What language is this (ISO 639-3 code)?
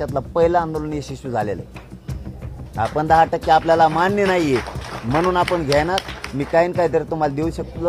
mar